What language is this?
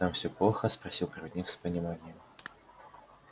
Russian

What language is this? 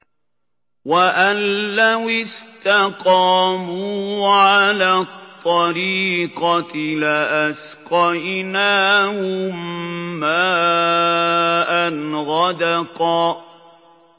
Arabic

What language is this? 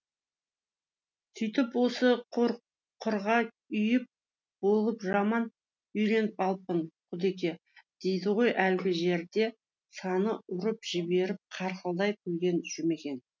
Kazakh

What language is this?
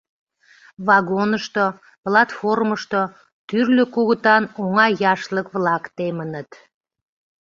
Mari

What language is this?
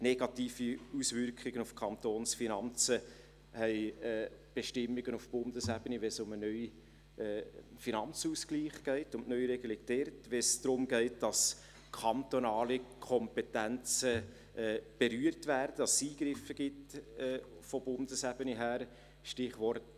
Swiss German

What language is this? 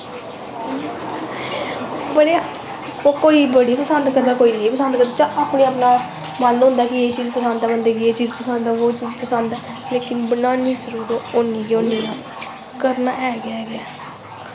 Dogri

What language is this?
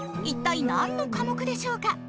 Japanese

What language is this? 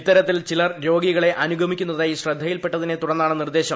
Malayalam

